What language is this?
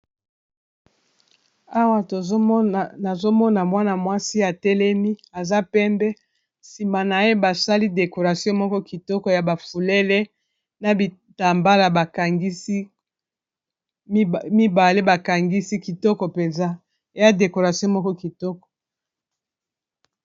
Lingala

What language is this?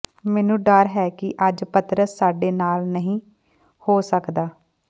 Punjabi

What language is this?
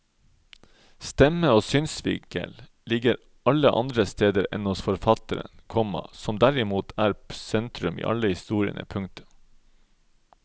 Norwegian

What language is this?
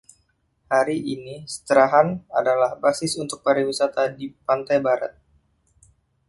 Indonesian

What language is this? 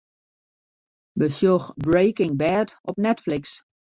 Western Frisian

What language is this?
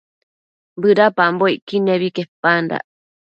Matsés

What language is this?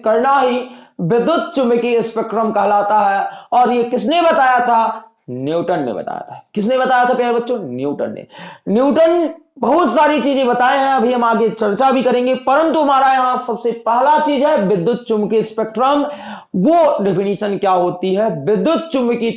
Hindi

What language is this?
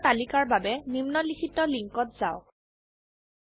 Assamese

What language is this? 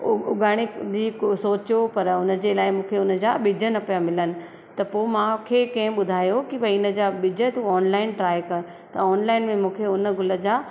Sindhi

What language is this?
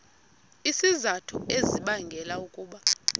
Xhosa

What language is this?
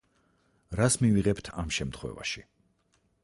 Georgian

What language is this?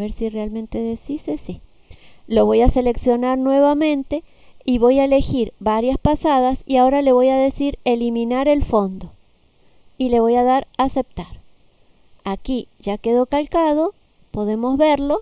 Spanish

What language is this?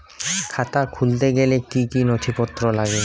Bangla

